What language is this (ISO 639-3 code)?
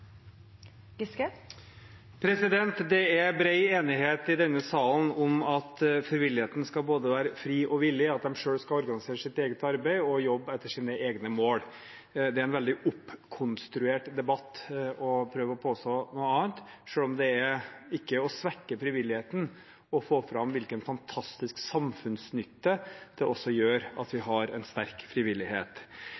nob